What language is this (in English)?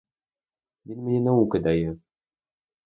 Ukrainian